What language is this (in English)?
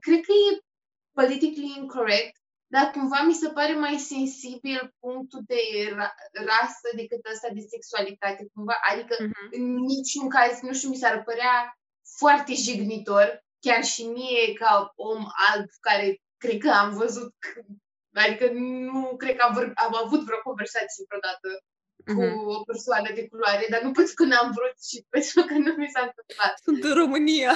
Romanian